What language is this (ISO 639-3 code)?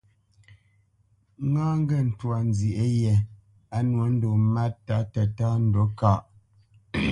bce